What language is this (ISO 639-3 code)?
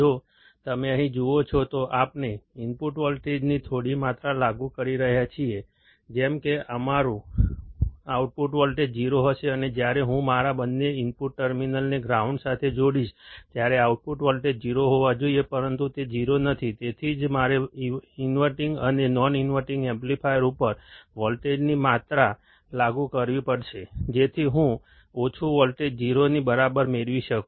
guj